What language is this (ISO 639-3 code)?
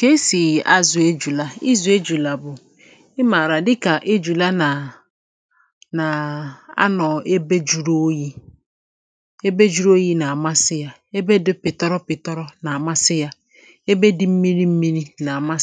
ibo